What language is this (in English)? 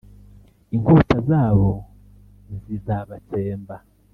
Kinyarwanda